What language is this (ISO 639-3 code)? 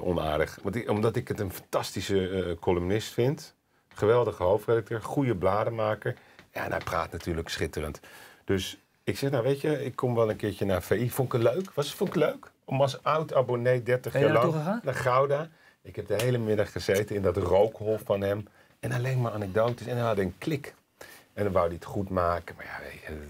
nld